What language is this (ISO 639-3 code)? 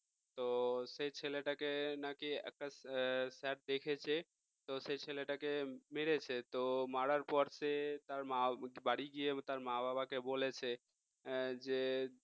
ben